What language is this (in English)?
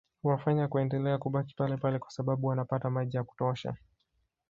Swahili